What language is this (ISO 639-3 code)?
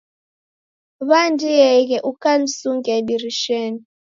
dav